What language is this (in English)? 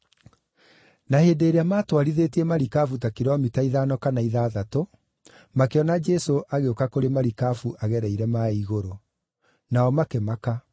Kikuyu